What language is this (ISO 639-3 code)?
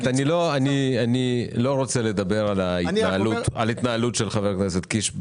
heb